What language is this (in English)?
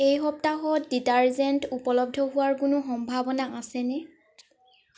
Assamese